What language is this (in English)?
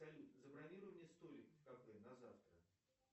Russian